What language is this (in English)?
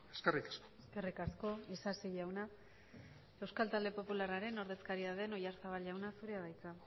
Basque